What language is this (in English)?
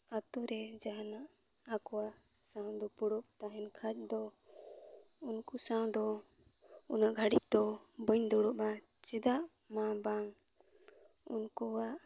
Santali